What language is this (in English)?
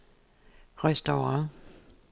Danish